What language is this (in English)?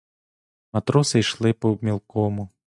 Ukrainian